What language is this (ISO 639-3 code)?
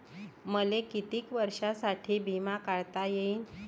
mar